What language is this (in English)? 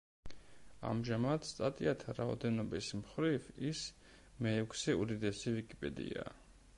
Georgian